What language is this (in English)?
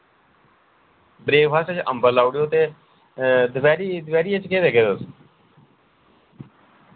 Dogri